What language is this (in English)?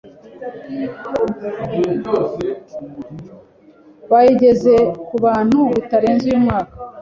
Kinyarwanda